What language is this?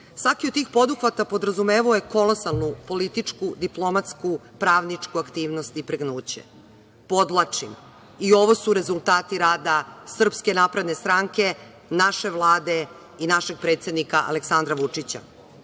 Serbian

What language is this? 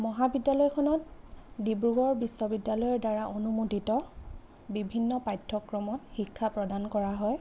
Assamese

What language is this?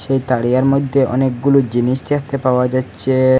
Bangla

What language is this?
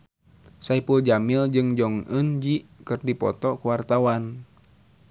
Sundanese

